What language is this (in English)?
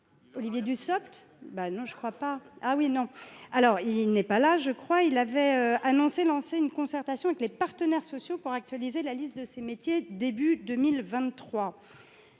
French